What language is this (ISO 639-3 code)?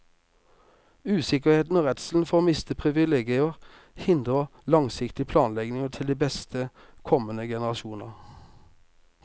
nor